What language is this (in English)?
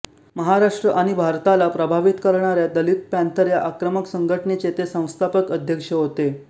Marathi